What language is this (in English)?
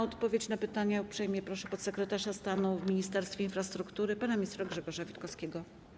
Polish